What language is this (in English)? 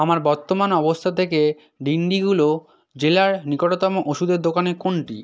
Bangla